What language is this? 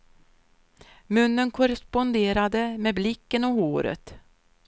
Swedish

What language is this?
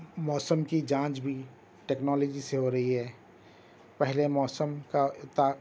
Urdu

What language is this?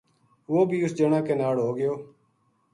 Gujari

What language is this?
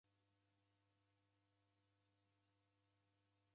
Taita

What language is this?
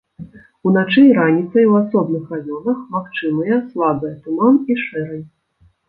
Belarusian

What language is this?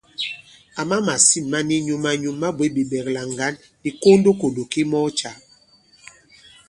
Bankon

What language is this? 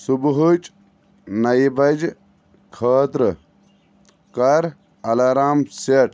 Kashmiri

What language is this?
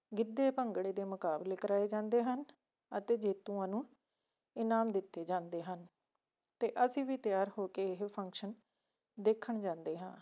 Punjabi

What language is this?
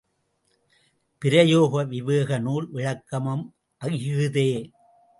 Tamil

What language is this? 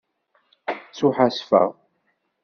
Kabyle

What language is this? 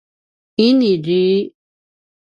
Paiwan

